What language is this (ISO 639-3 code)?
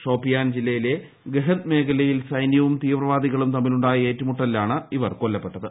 mal